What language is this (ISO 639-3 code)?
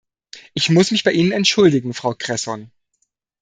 deu